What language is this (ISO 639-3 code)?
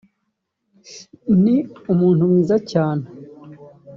kin